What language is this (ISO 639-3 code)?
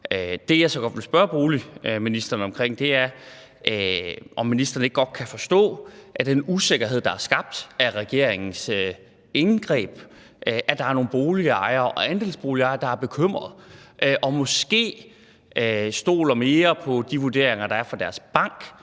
dan